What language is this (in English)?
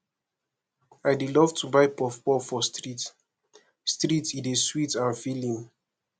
Nigerian Pidgin